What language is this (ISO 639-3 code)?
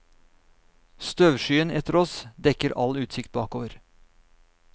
nor